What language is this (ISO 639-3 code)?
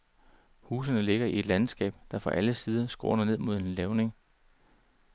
dan